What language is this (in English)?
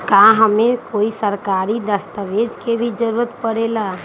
Magahi